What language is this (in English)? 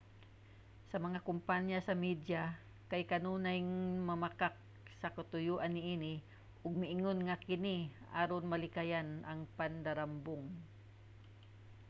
Cebuano